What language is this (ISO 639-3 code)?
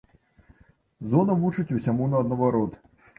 bel